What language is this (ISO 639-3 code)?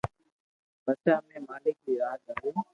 lrk